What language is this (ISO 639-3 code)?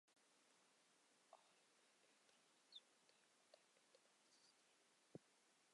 uzb